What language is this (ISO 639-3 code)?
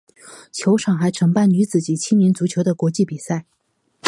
zho